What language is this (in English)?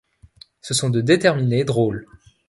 French